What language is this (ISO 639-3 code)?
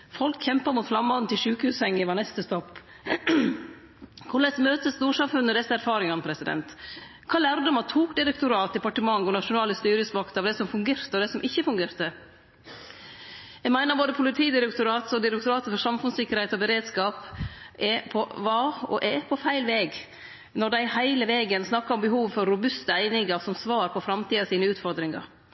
nno